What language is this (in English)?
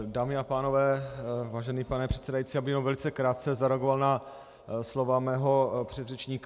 Czech